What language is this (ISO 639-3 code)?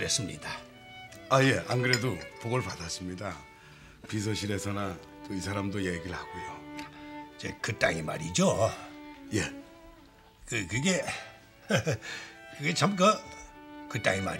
kor